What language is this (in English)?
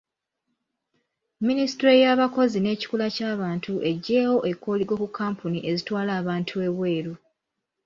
Ganda